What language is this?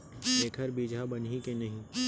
Chhattisgarhi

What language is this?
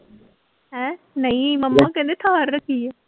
Punjabi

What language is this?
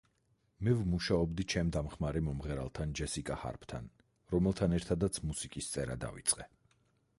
Georgian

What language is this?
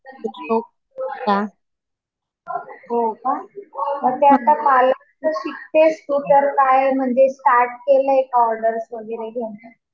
Marathi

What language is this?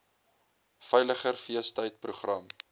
Afrikaans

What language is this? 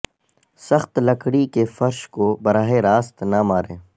Urdu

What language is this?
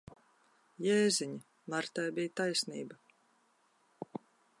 Latvian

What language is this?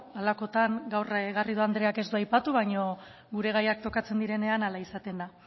Basque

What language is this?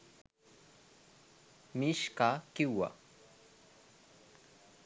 Sinhala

